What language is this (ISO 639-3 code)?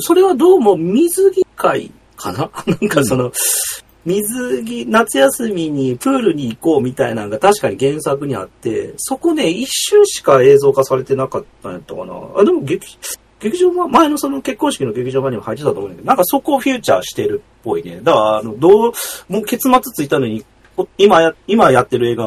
jpn